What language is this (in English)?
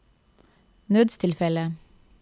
Norwegian